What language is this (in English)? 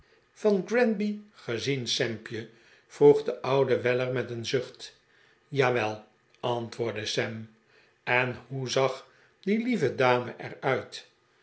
Dutch